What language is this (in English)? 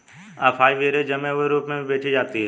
Hindi